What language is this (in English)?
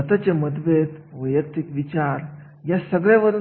Marathi